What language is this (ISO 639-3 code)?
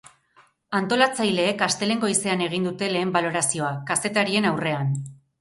eus